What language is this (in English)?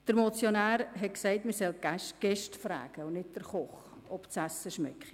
Swiss German